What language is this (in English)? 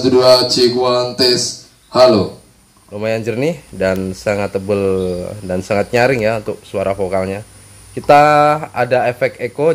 Indonesian